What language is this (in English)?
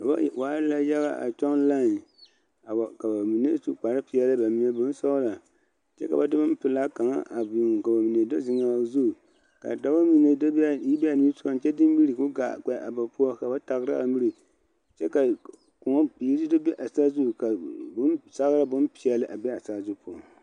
Southern Dagaare